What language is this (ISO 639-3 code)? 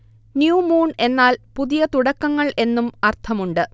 mal